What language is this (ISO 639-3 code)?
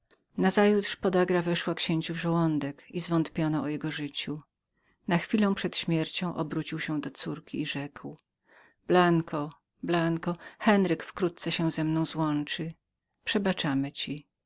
pol